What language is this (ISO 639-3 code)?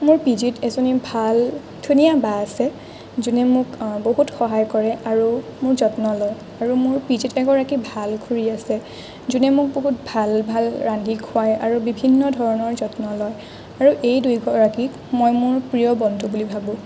asm